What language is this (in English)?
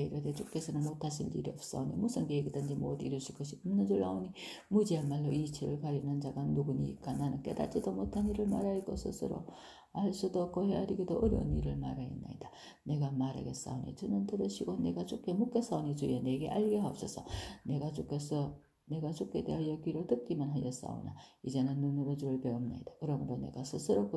Korean